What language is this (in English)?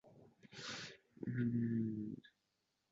Uzbek